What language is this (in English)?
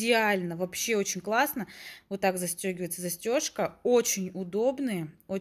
Russian